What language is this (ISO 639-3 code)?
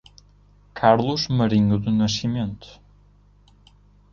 por